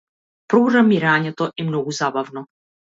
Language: Macedonian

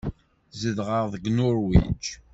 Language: Kabyle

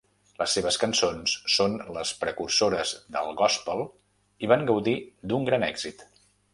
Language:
Catalan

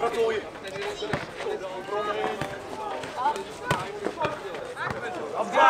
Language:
Czech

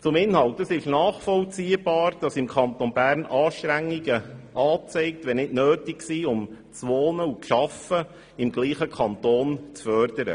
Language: Swiss German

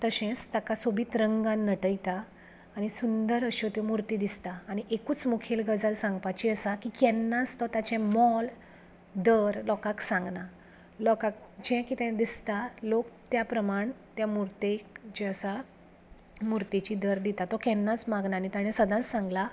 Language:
Konkani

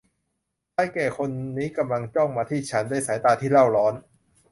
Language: Thai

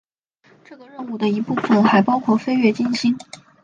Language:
Chinese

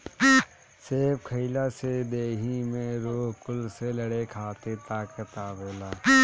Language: Bhojpuri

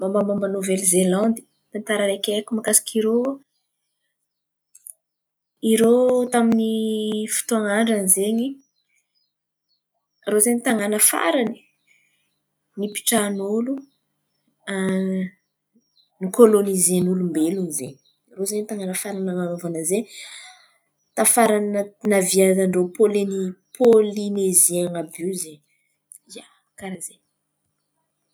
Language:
Antankarana Malagasy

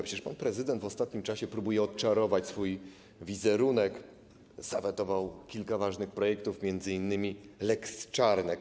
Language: Polish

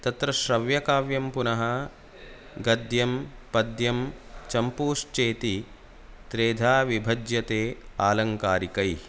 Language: Sanskrit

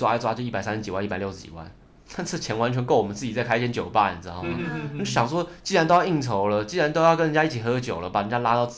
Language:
Chinese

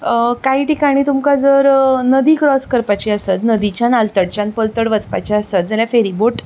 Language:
Konkani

